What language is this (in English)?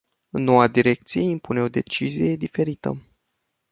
Romanian